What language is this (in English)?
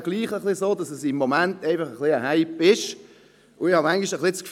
Swiss German